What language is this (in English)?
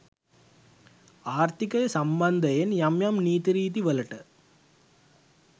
Sinhala